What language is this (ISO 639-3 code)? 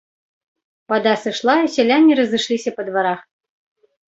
bel